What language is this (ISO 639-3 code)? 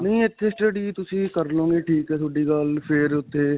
pan